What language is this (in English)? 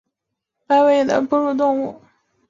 Chinese